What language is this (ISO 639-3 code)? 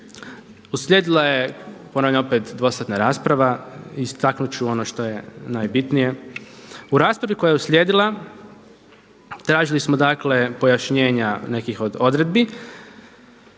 hrv